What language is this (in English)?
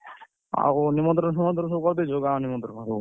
Odia